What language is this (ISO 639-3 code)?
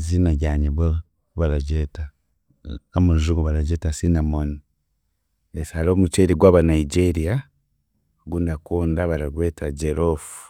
cgg